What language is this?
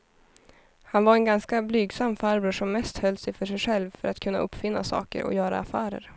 Swedish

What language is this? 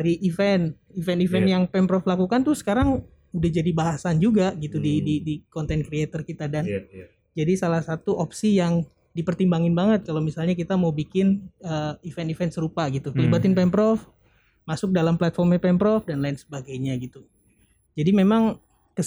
Indonesian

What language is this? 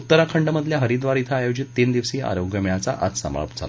Marathi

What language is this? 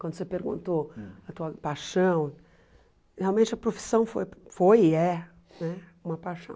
Portuguese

